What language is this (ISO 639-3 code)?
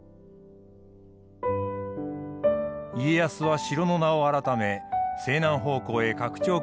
jpn